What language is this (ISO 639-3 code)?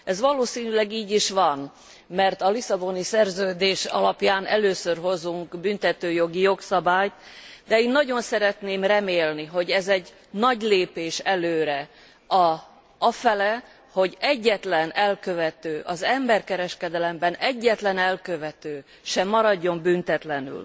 hun